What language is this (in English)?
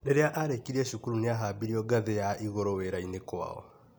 Kikuyu